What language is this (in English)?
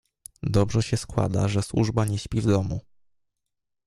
Polish